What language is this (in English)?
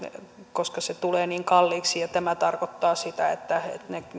Finnish